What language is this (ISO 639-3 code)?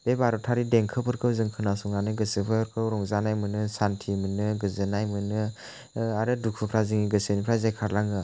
brx